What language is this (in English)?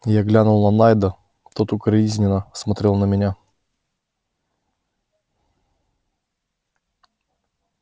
Russian